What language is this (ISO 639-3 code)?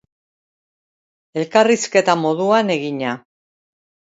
eus